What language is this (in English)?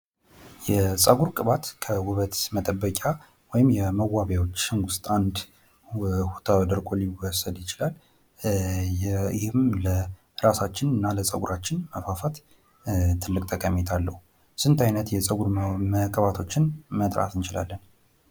Amharic